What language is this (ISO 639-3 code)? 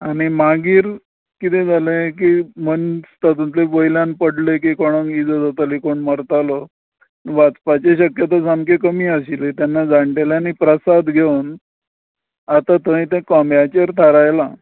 kok